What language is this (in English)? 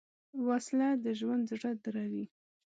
Pashto